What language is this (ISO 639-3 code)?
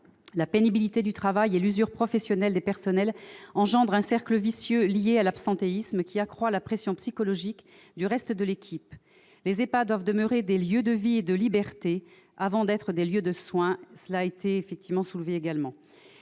fra